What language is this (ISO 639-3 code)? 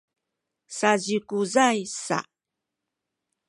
szy